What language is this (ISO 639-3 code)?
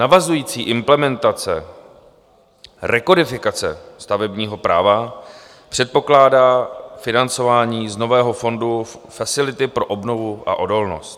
ces